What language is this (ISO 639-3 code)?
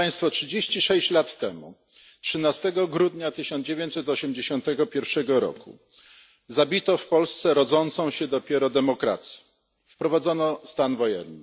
pol